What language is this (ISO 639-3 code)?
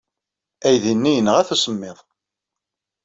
kab